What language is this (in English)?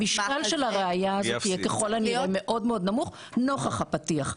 Hebrew